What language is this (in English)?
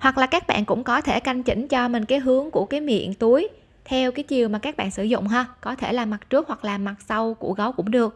Vietnamese